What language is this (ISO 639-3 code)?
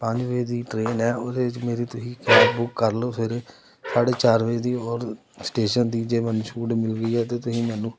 pan